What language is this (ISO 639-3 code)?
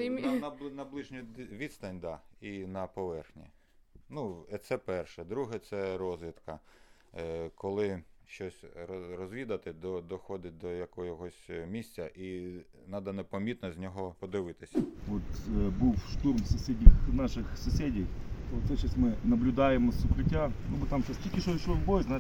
ukr